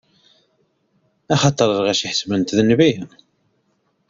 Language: Kabyle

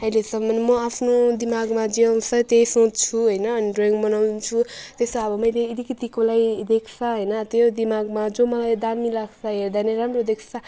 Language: Nepali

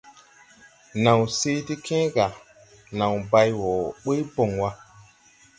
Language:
Tupuri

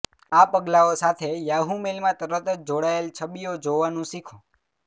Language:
Gujarati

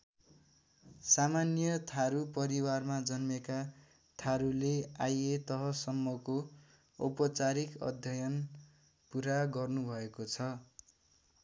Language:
Nepali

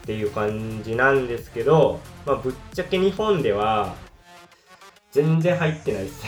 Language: Japanese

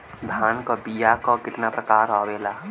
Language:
Bhojpuri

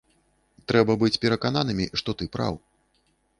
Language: Belarusian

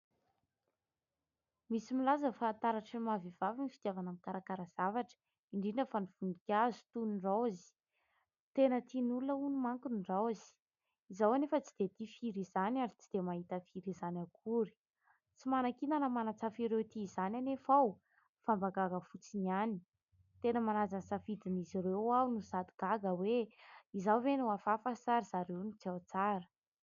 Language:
Malagasy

